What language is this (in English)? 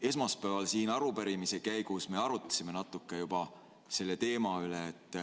Estonian